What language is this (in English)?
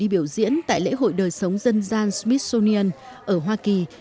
Vietnamese